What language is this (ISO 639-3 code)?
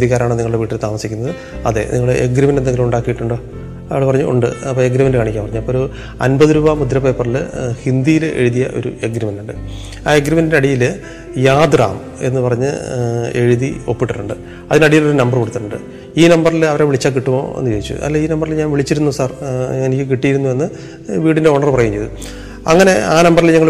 mal